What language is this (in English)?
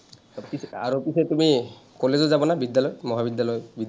Assamese